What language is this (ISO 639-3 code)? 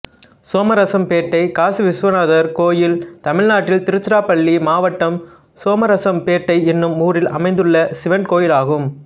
tam